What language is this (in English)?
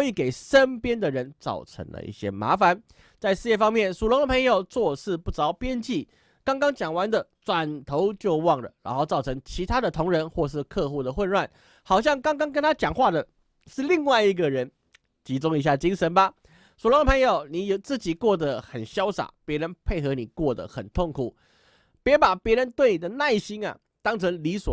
Chinese